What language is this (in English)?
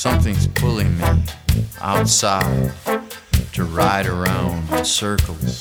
Turkish